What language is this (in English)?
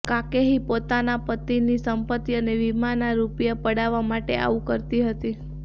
Gujarati